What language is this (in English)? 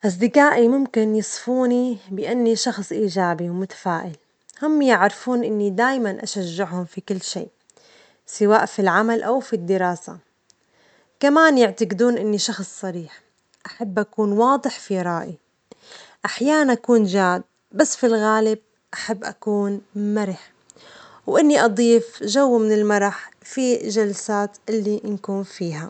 Omani Arabic